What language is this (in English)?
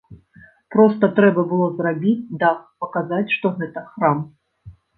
Belarusian